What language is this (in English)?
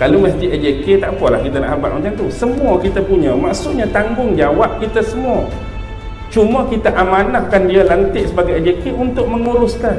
Malay